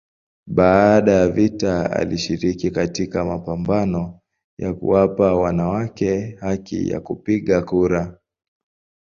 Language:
Swahili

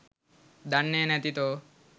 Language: Sinhala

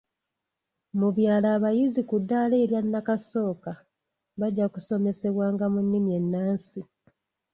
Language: Ganda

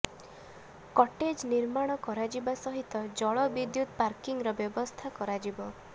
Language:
Odia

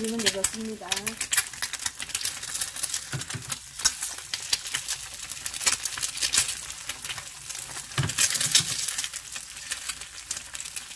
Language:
Korean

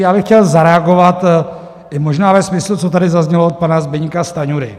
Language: Czech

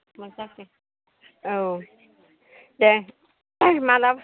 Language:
Bodo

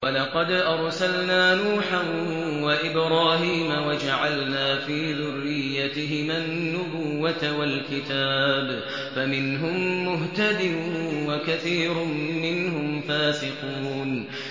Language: Arabic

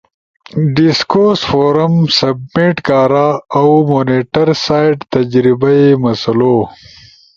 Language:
Ushojo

